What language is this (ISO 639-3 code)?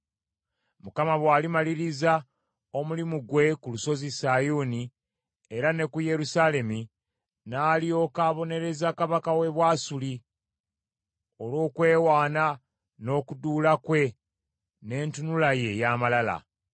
lug